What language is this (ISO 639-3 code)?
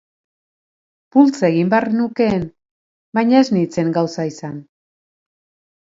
eus